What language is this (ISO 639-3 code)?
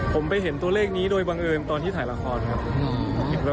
tha